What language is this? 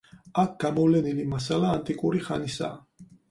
Georgian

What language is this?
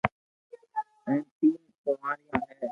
Loarki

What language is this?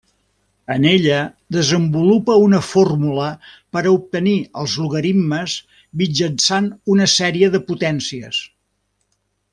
Catalan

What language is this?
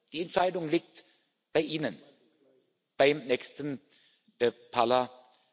German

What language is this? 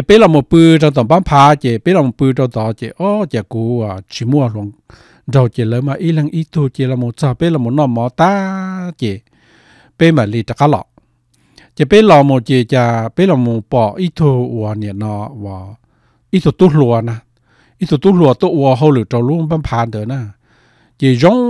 Thai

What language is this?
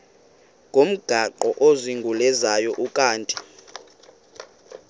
Xhosa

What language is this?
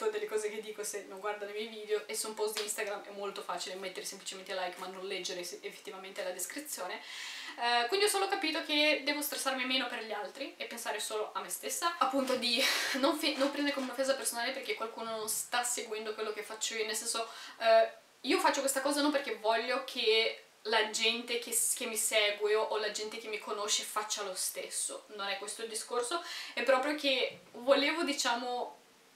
Italian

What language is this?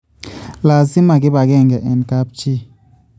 Kalenjin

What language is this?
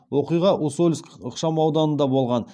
Kazakh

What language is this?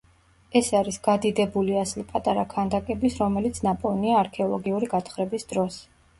Georgian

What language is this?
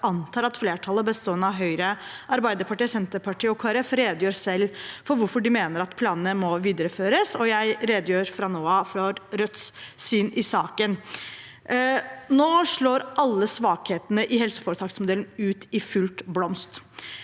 Norwegian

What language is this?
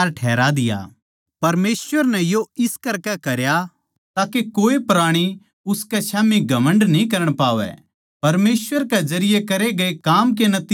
Haryanvi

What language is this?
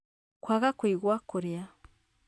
Kikuyu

